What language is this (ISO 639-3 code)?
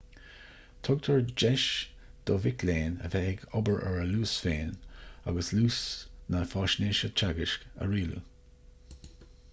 gle